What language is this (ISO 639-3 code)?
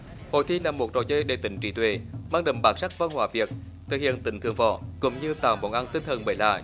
vie